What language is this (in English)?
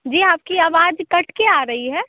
Hindi